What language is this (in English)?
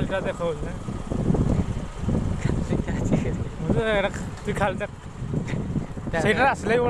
Odia